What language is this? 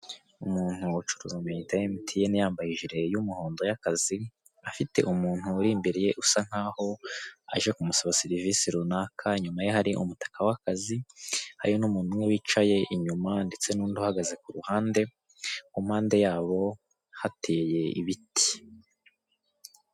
Kinyarwanda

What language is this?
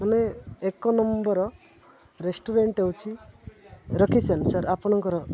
Odia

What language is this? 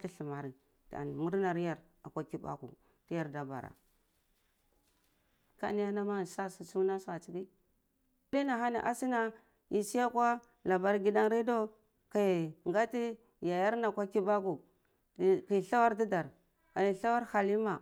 Cibak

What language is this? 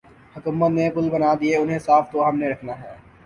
Urdu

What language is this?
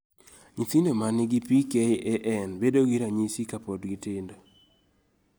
Luo (Kenya and Tanzania)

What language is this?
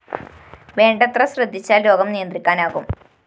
Malayalam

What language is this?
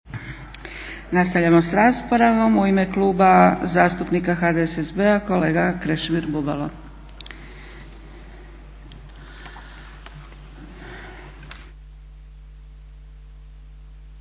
Croatian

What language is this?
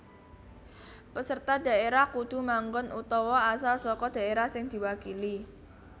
Javanese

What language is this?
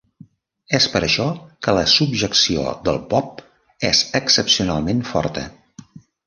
Catalan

